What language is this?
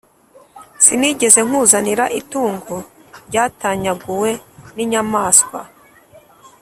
Kinyarwanda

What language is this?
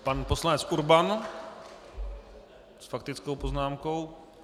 Czech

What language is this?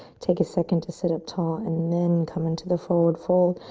English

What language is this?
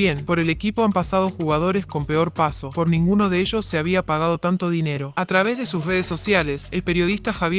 Spanish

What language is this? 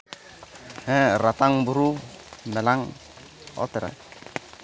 Santali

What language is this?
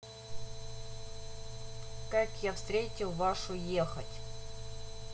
Russian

